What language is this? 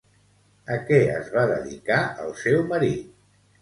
Catalan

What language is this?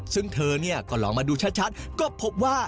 Thai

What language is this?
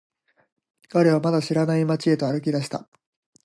Japanese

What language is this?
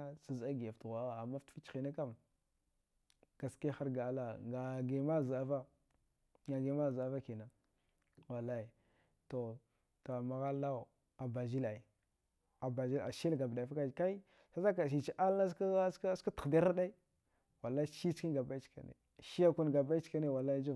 Dghwede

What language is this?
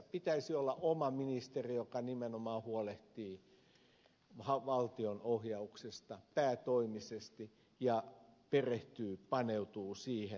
Finnish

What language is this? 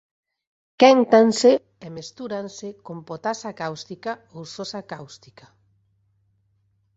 Galician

